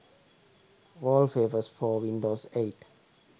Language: Sinhala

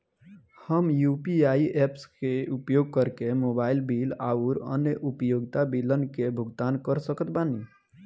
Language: Bhojpuri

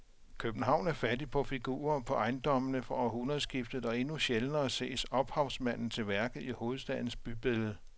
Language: Danish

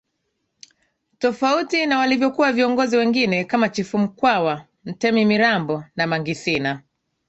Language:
Swahili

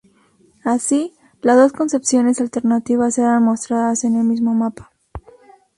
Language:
Spanish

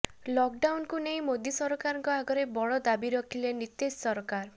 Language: Odia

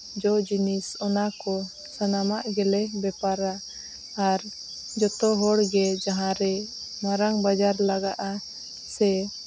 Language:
Santali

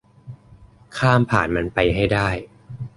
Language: Thai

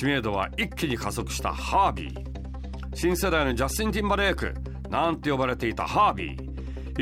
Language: Japanese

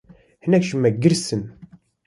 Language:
Kurdish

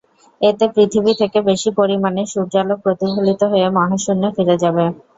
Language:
Bangla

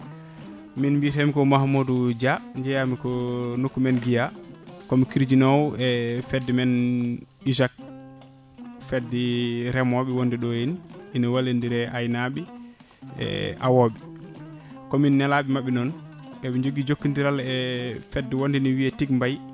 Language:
Fula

